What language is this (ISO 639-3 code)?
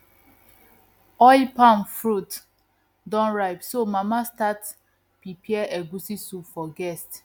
pcm